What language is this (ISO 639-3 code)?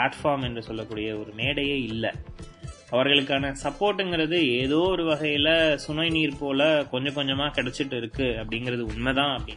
tam